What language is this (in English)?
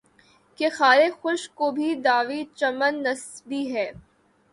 Urdu